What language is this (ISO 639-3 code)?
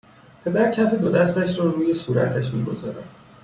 fas